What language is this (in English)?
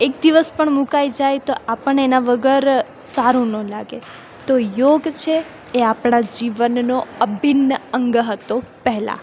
Gujarati